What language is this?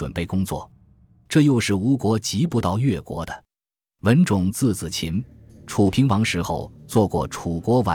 Chinese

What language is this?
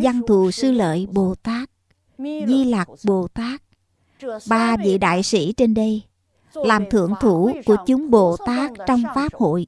Vietnamese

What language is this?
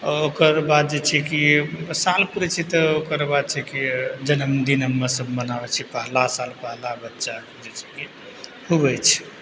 Maithili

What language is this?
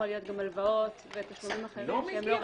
Hebrew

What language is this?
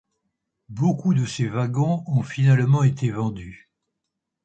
French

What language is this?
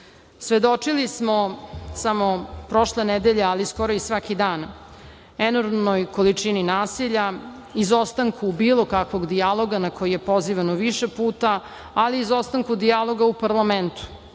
Serbian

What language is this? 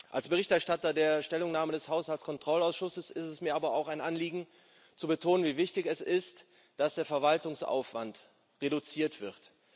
German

